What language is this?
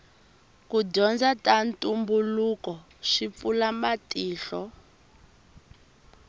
Tsonga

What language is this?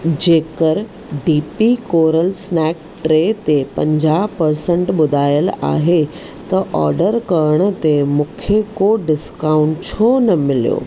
Sindhi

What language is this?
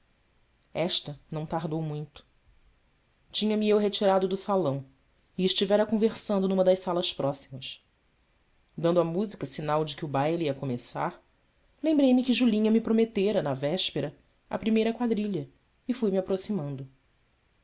Portuguese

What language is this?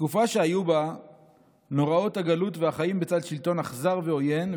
Hebrew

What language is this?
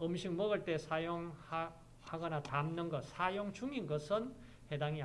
Korean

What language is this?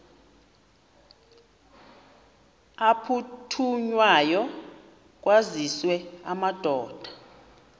Xhosa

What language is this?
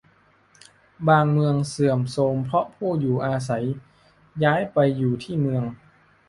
Thai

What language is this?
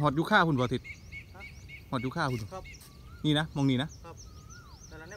Thai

